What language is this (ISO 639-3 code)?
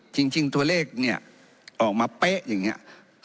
tha